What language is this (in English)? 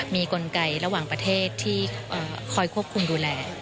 Thai